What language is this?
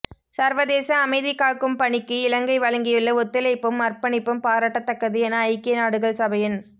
Tamil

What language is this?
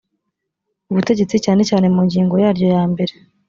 Kinyarwanda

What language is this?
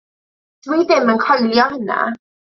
Welsh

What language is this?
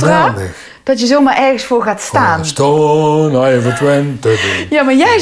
Dutch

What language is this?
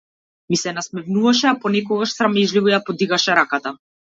Macedonian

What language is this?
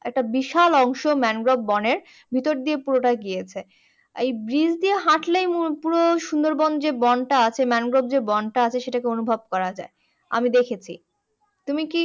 Bangla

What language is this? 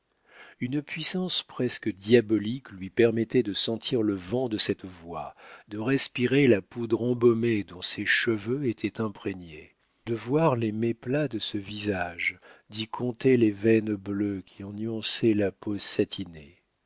French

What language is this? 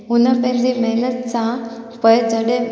Sindhi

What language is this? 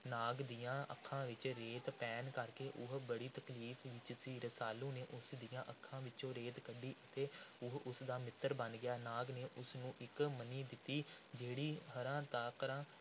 Punjabi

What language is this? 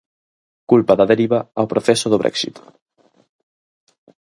Galician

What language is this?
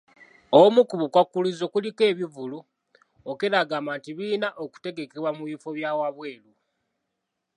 Ganda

